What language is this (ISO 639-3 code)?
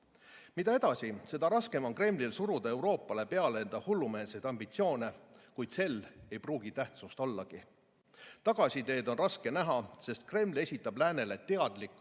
est